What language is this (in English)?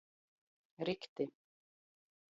Latgalian